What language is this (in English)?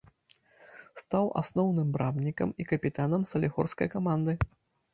Belarusian